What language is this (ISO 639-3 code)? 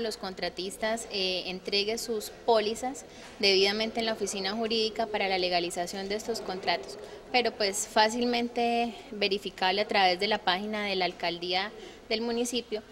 spa